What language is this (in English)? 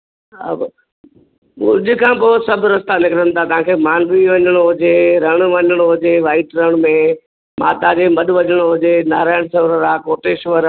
Sindhi